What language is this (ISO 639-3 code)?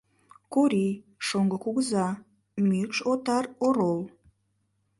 chm